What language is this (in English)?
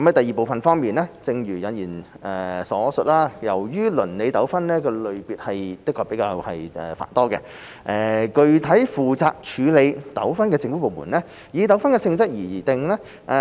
Cantonese